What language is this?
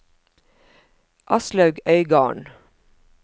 Norwegian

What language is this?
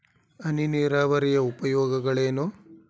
Kannada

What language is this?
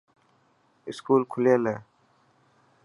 Dhatki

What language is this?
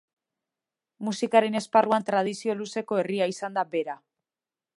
Basque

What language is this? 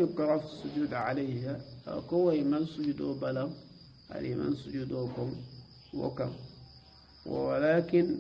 Arabic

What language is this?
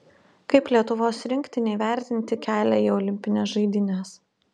Lithuanian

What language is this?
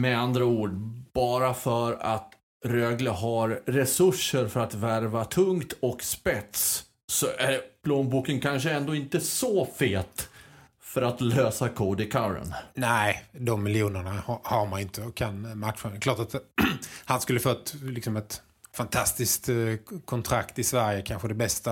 Swedish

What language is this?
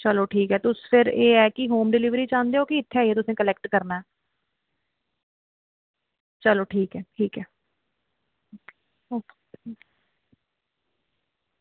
Dogri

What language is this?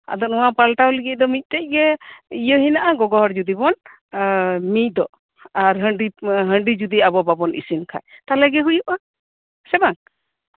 Santali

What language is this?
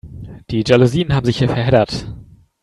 German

